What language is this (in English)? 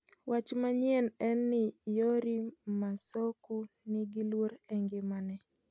Luo (Kenya and Tanzania)